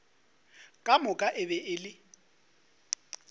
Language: Northern Sotho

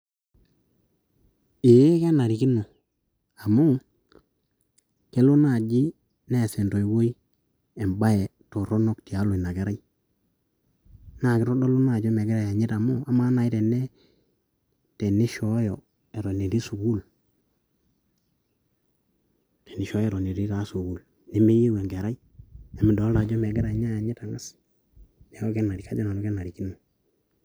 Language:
Masai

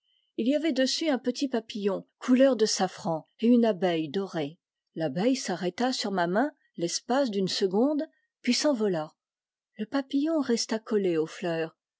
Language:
French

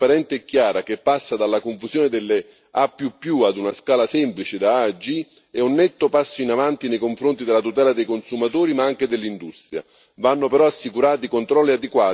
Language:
Italian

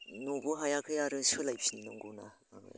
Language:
Bodo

